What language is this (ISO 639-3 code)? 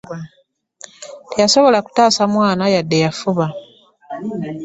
lug